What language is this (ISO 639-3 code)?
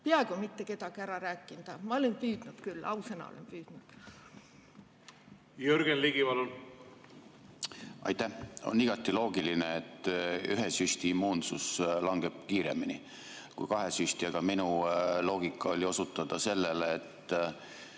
est